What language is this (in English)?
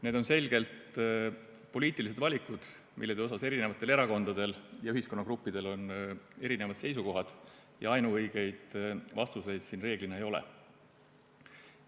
Estonian